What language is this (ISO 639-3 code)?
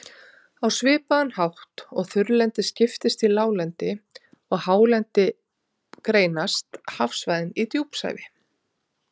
isl